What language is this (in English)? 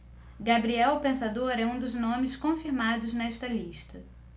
Portuguese